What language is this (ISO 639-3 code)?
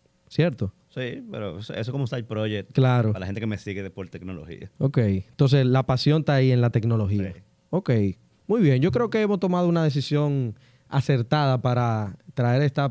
spa